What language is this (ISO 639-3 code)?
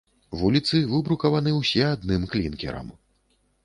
bel